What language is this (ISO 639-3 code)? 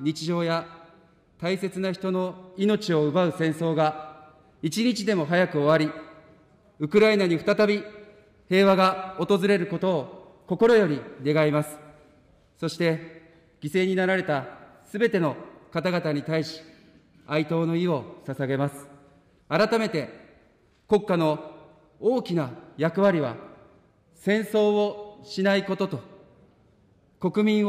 jpn